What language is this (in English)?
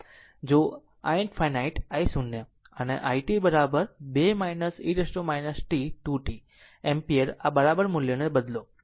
Gujarati